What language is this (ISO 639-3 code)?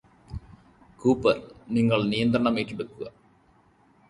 mal